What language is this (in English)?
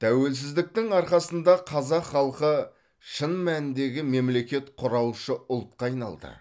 Kazakh